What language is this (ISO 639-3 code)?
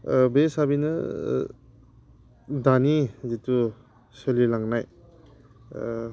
brx